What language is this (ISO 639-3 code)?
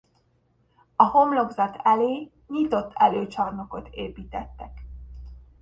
hun